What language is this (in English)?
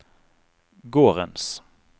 Norwegian